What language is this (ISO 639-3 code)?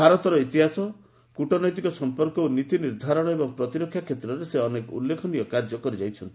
ori